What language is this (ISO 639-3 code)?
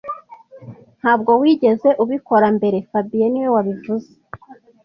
kin